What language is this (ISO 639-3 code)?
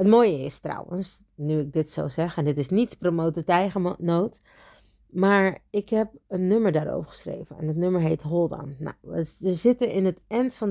nld